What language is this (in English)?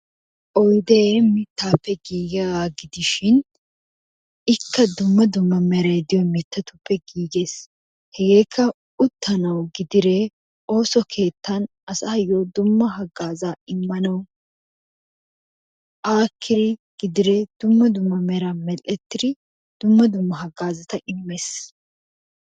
Wolaytta